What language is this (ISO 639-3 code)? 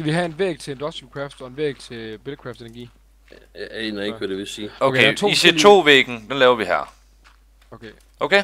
dan